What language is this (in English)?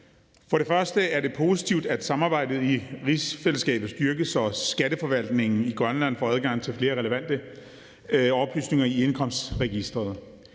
Danish